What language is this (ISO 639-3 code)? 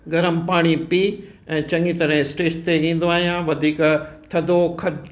snd